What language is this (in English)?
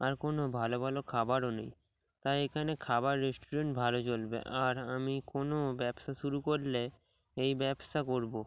Bangla